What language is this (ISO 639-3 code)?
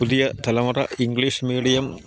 mal